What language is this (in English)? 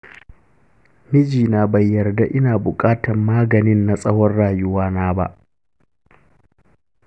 Hausa